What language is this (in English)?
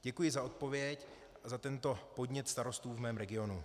Czech